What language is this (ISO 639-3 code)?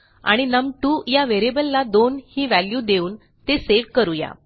mar